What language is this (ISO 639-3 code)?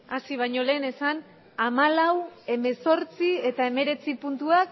eus